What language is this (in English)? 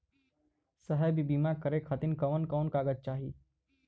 Bhojpuri